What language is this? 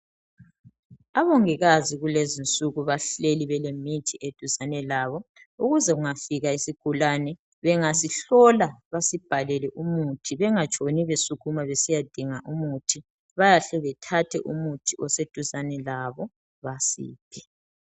North Ndebele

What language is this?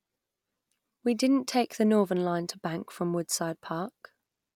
English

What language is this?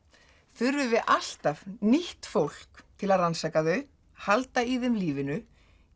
Icelandic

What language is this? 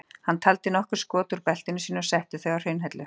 Icelandic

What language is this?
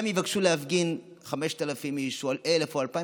Hebrew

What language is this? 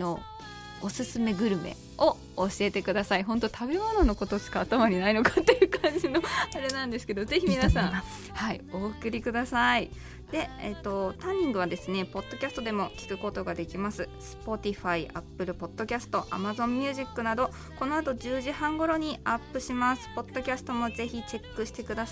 Japanese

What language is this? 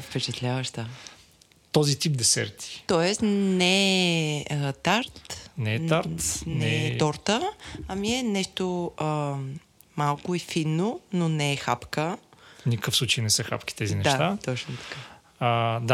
Bulgarian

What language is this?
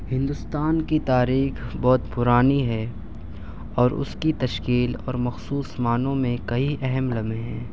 Urdu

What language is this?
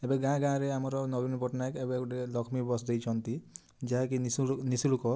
Odia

